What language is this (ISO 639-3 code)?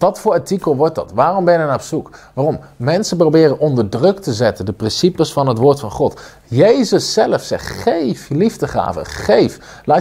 nld